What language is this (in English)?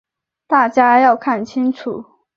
Chinese